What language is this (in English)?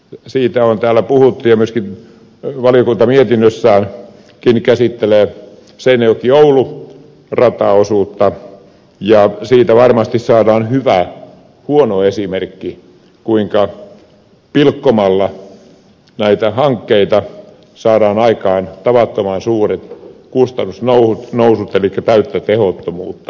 Finnish